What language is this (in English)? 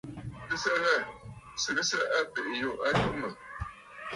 Bafut